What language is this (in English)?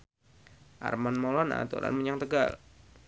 Javanese